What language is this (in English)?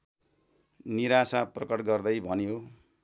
Nepali